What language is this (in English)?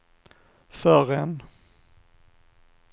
Swedish